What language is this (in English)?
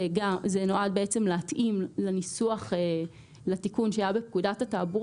Hebrew